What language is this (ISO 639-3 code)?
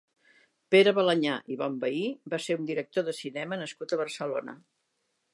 cat